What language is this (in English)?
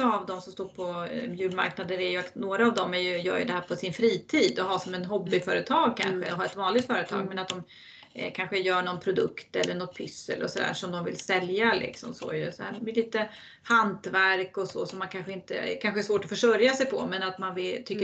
Swedish